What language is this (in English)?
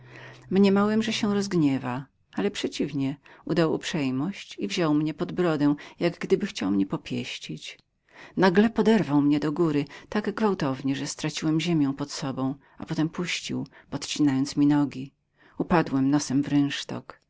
Polish